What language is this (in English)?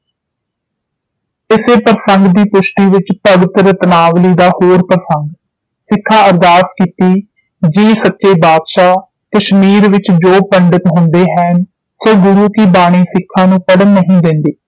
Punjabi